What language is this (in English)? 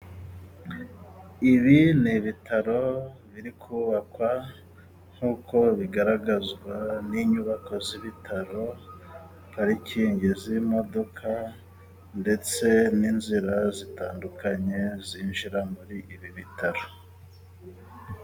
Kinyarwanda